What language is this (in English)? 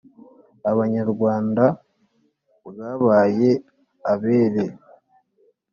Kinyarwanda